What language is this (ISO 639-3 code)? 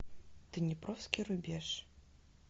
rus